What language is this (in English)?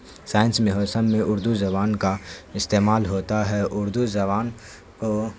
Urdu